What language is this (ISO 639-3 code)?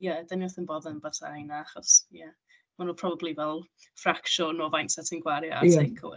cym